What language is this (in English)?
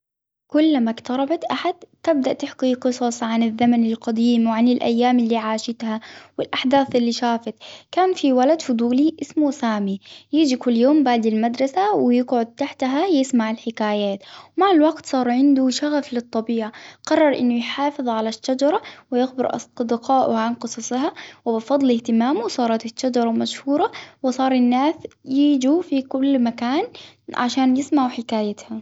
Hijazi Arabic